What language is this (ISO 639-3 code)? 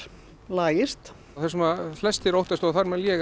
isl